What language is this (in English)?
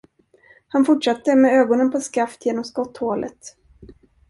Swedish